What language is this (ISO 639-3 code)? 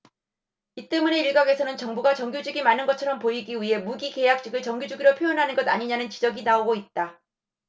kor